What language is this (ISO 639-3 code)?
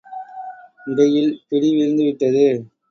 tam